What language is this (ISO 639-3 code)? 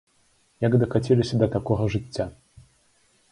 bel